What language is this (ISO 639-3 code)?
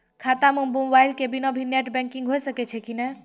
mai